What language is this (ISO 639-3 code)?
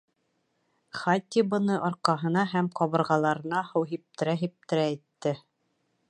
bak